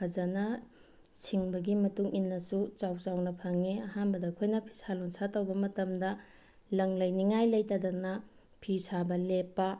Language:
Manipuri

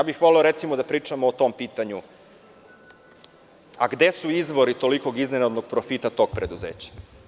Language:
Serbian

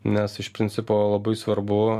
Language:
Lithuanian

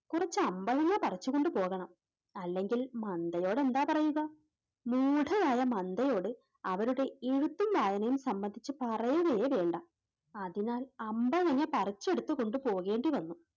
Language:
Malayalam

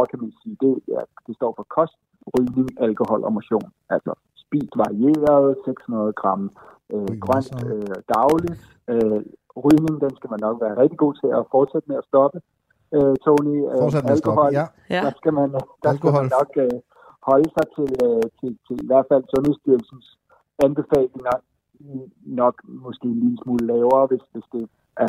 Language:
Danish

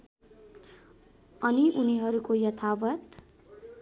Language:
Nepali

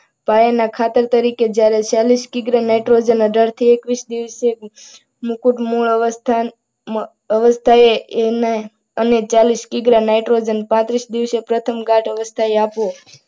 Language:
Gujarati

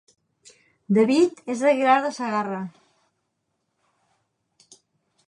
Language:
Catalan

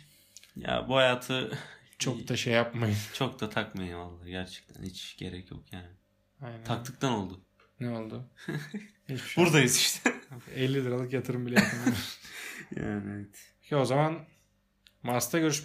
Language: Turkish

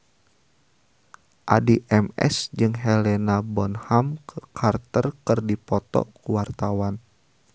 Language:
Sundanese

